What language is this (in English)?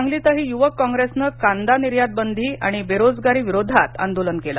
Marathi